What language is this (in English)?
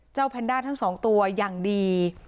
Thai